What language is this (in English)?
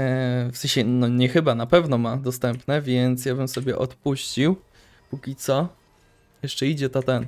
Polish